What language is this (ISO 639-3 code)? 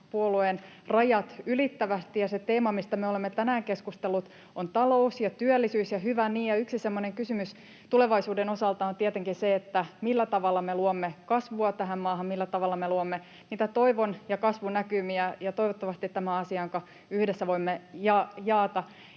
fin